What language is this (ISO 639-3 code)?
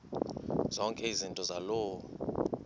xho